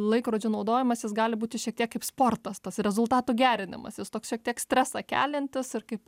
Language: Lithuanian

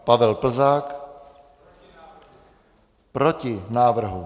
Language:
Czech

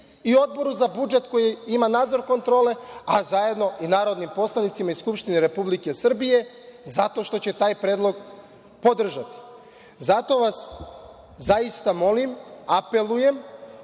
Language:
Serbian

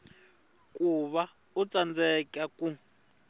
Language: Tsonga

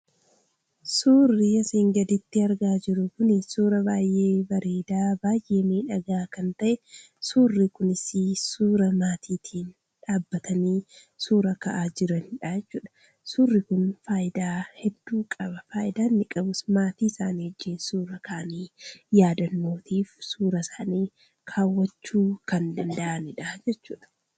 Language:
Oromo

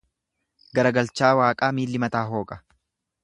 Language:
Oromo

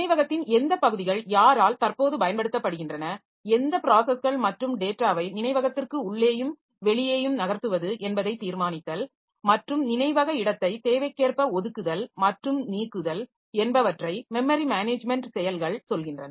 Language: Tamil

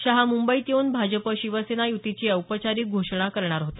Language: Marathi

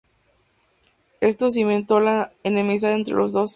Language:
Spanish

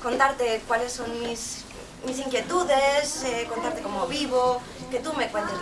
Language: Spanish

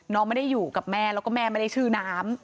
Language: Thai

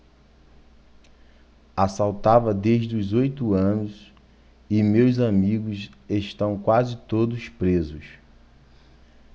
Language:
Portuguese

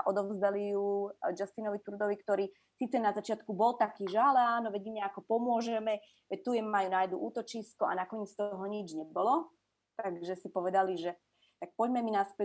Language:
Slovak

